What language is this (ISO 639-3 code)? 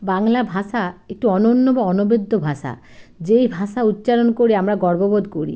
ben